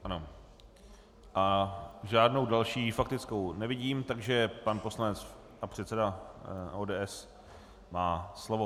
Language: Czech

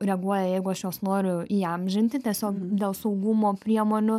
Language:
Lithuanian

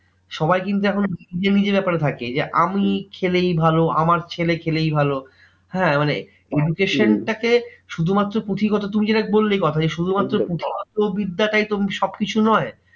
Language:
Bangla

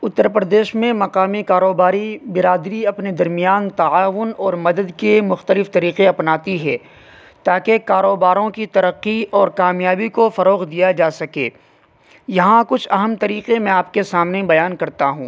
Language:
Urdu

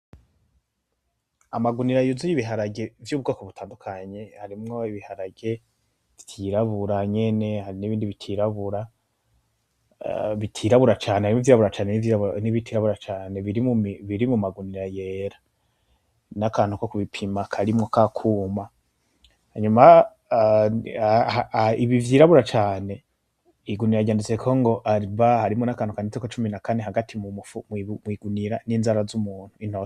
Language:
Rundi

